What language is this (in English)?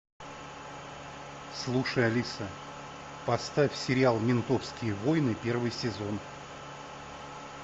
Russian